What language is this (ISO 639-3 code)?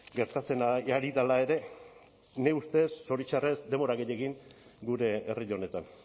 eus